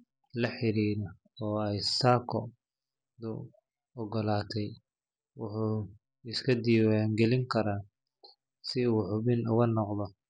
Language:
Somali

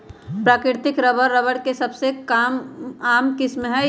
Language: Magahi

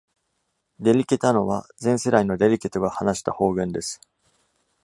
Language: Japanese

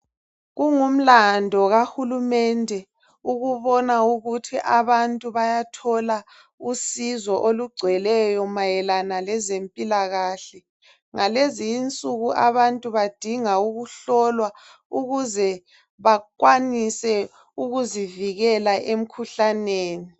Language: North Ndebele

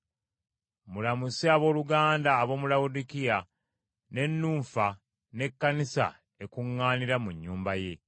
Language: Ganda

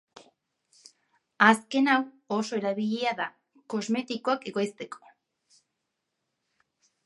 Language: Basque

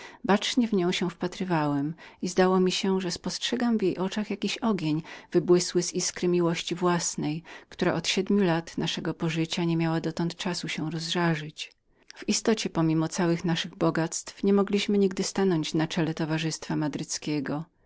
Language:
Polish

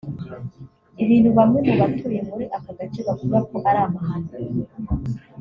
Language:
Kinyarwanda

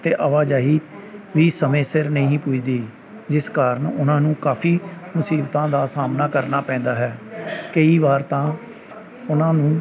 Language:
Punjabi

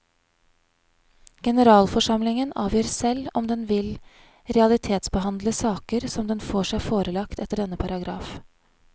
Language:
Norwegian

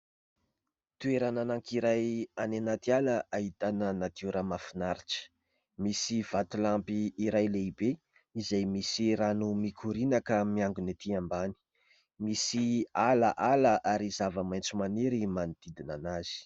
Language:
Malagasy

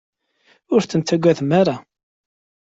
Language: Kabyle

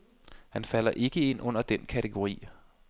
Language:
Danish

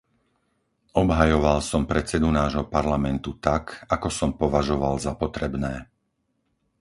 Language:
Slovak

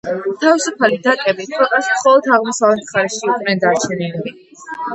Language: Georgian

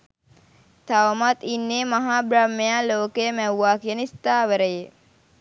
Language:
Sinhala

